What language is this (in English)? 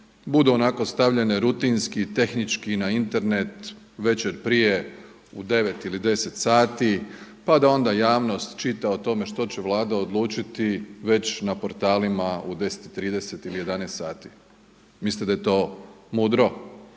Croatian